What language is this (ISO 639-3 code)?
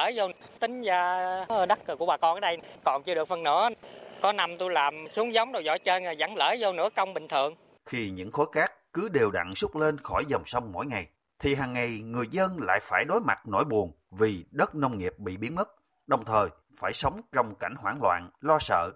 vie